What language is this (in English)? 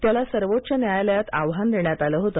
Marathi